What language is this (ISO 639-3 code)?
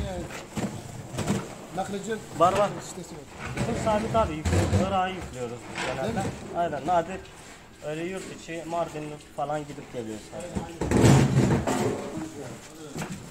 tur